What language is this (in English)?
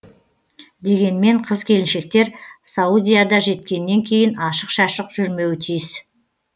Kazakh